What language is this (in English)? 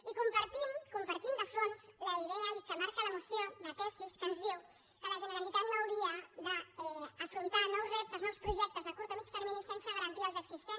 Catalan